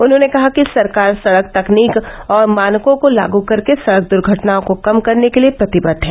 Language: Hindi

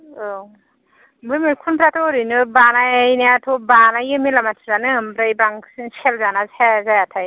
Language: Bodo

